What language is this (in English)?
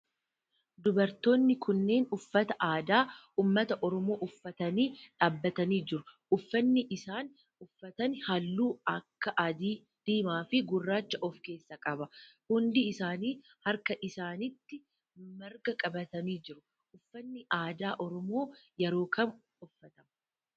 Oromo